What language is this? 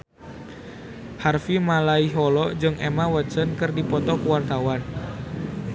Sundanese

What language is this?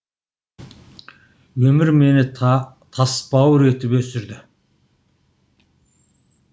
Kazakh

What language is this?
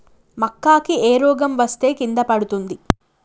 Telugu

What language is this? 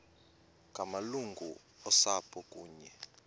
Xhosa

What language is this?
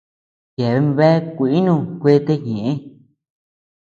Tepeuxila Cuicatec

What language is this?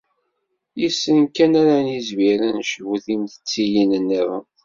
Kabyle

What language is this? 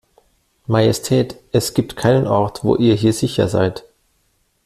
German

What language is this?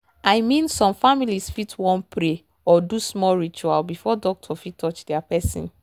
Nigerian Pidgin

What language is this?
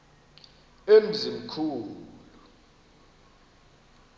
Xhosa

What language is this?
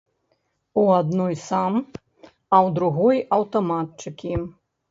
Belarusian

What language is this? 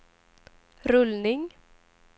Swedish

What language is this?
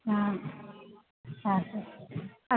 Odia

